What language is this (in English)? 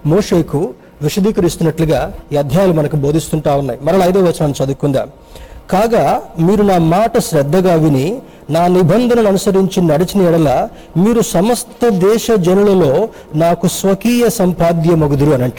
Telugu